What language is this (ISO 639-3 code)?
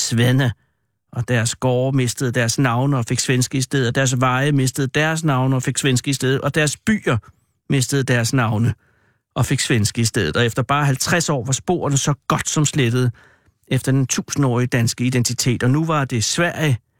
dan